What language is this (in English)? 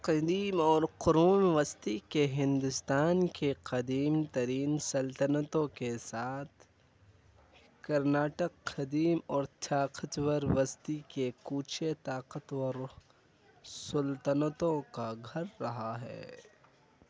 Urdu